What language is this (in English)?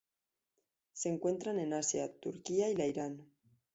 Spanish